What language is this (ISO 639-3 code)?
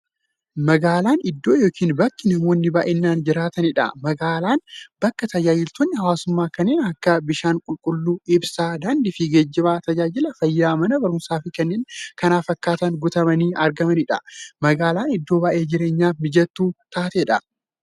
orm